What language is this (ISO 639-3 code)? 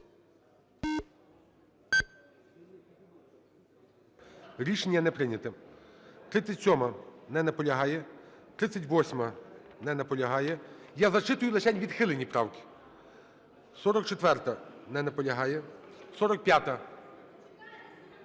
ukr